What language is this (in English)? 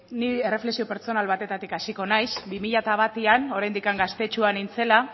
Basque